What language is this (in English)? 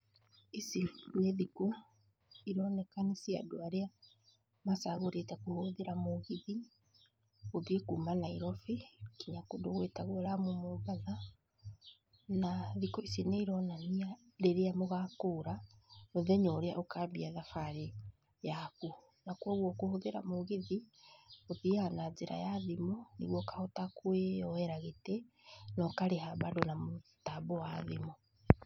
Kikuyu